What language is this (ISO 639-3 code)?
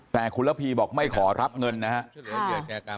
tha